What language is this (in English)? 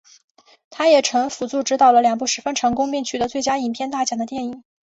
Chinese